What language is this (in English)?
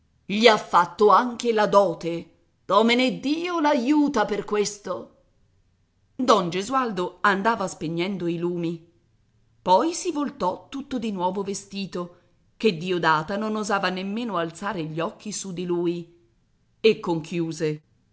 Italian